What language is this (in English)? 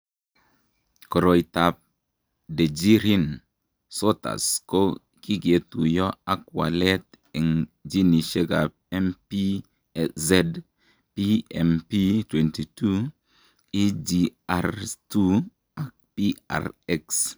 Kalenjin